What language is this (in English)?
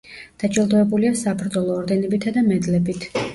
Georgian